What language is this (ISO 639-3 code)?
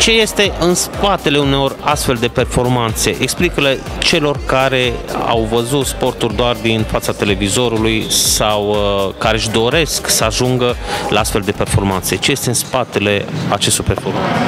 ron